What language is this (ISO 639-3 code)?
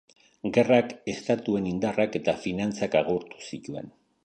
eus